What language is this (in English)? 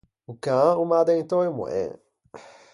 Ligurian